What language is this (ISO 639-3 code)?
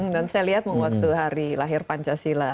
ind